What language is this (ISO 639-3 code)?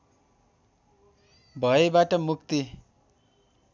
nep